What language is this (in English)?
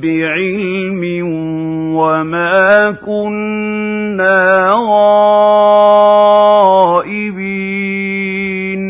Arabic